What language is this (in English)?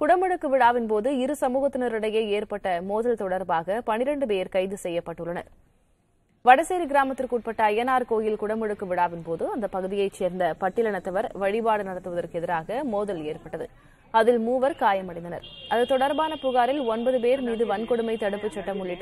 Romanian